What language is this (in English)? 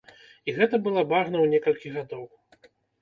Belarusian